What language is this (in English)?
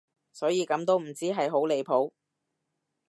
Cantonese